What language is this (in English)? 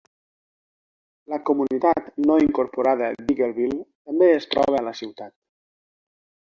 Catalan